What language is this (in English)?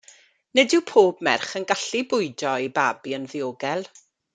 Welsh